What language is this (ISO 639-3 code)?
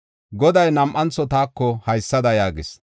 gof